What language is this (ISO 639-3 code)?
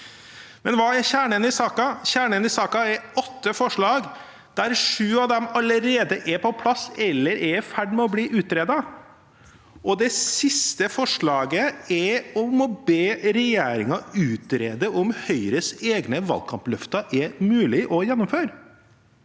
nor